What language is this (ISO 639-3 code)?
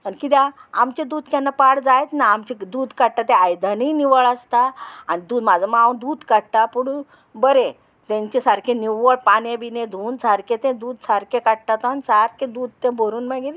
kok